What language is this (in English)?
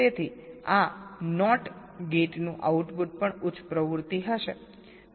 Gujarati